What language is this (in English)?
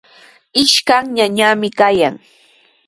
Sihuas Ancash Quechua